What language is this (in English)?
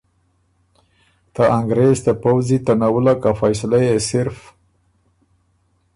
Ormuri